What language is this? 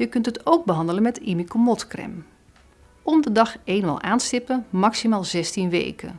Dutch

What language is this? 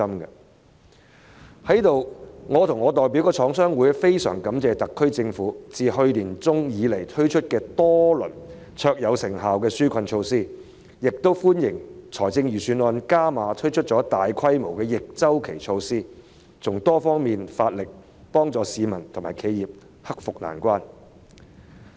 Cantonese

